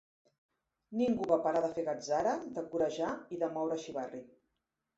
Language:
Catalan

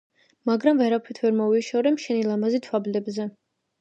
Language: Georgian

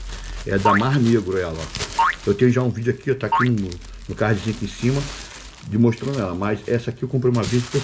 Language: Portuguese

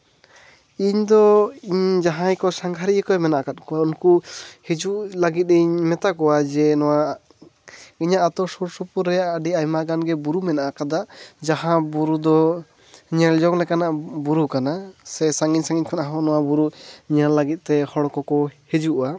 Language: Santali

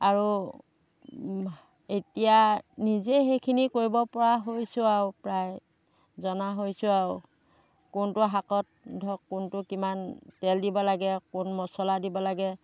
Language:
Assamese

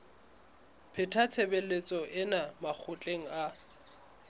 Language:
Southern Sotho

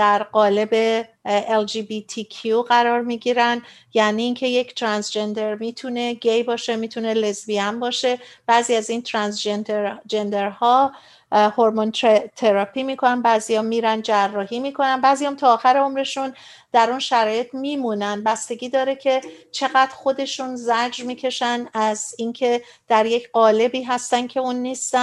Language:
Persian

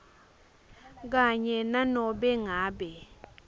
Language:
Swati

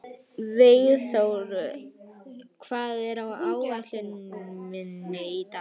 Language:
Icelandic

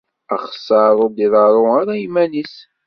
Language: Kabyle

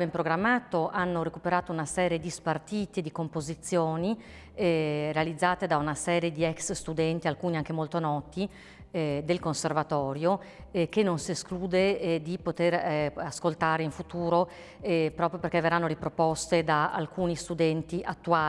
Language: Italian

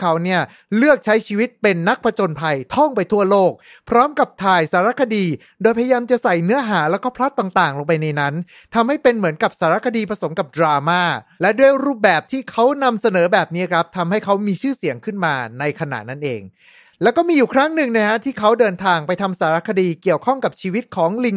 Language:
Thai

